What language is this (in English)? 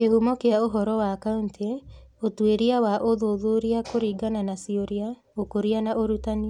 Kikuyu